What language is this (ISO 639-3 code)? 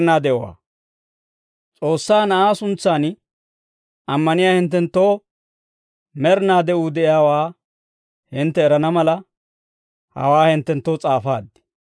dwr